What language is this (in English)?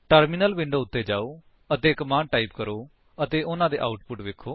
Punjabi